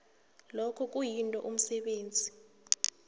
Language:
South Ndebele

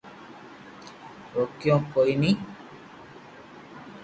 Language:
Loarki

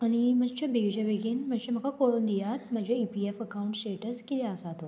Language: Konkani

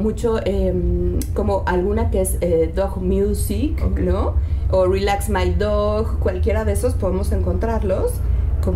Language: Spanish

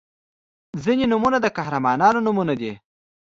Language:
Pashto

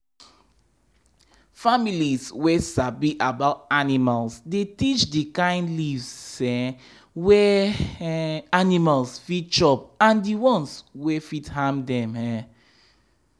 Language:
Nigerian Pidgin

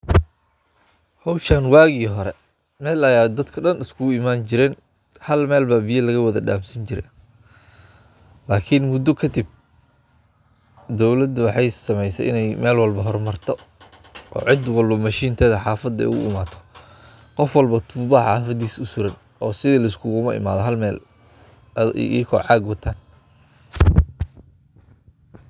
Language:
Somali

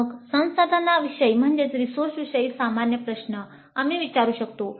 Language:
Marathi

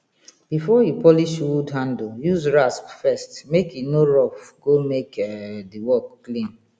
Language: Nigerian Pidgin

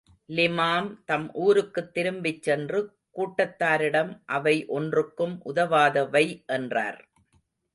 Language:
Tamil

